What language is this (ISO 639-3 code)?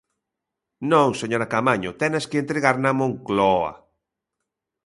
glg